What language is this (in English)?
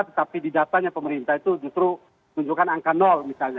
Indonesian